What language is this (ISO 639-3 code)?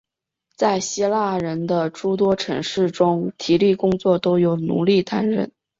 zho